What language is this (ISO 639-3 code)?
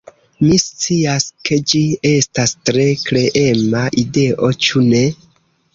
epo